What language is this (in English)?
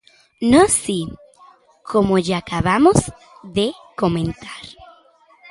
Galician